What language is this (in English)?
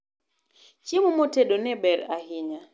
Luo (Kenya and Tanzania)